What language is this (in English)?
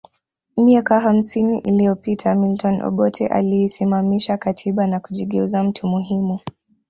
Swahili